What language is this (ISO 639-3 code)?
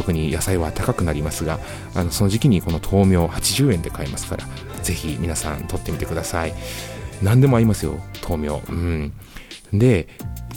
jpn